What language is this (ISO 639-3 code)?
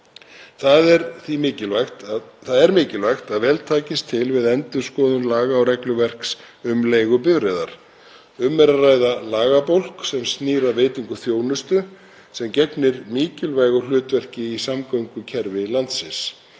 isl